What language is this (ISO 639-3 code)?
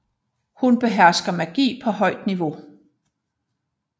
dan